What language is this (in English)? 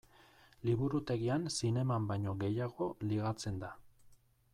Basque